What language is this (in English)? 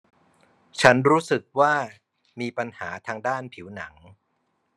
Thai